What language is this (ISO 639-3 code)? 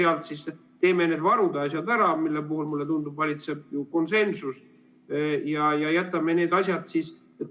est